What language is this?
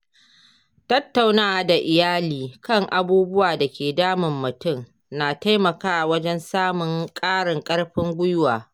Hausa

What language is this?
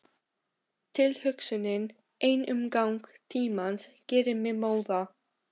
Icelandic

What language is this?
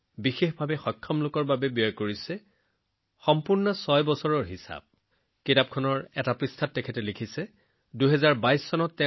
Assamese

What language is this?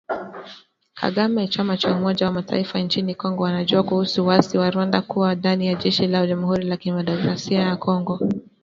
Swahili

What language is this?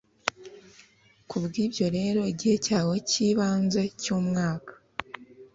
Kinyarwanda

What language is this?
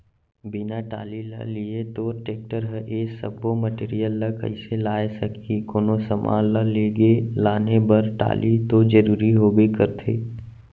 Chhattisgarhi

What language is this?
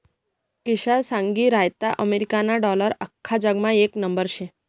Marathi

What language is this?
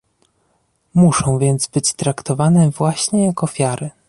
Polish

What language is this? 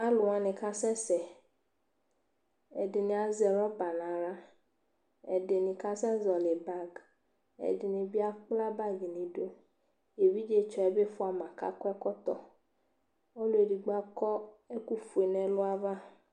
Ikposo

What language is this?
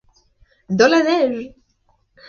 French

